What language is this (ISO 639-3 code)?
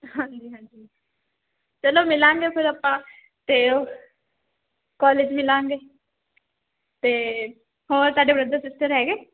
pan